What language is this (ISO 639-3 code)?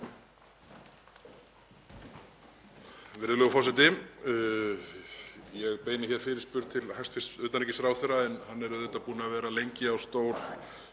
isl